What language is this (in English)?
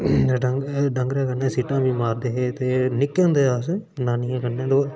Dogri